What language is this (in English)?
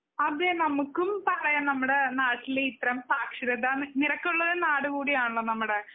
Malayalam